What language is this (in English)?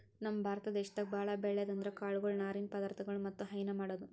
Kannada